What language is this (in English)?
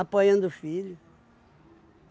Portuguese